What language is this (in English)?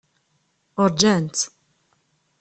Kabyle